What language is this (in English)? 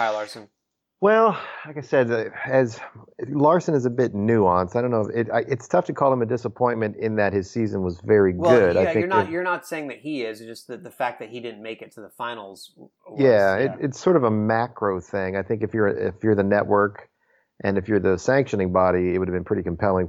English